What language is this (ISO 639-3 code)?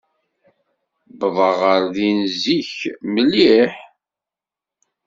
kab